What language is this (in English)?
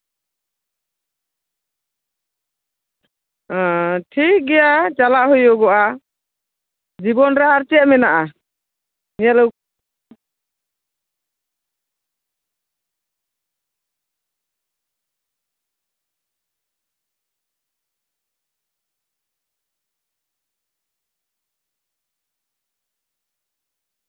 Santali